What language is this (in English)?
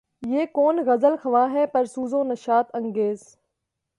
Urdu